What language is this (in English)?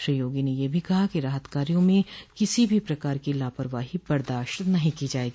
Hindi